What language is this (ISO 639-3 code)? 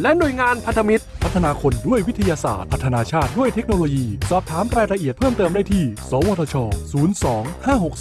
tha